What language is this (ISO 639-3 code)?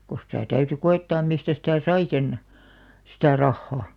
fin